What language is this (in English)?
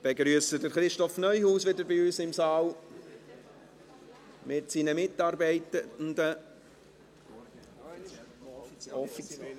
Swiss German